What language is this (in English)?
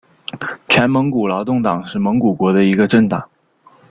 Chinese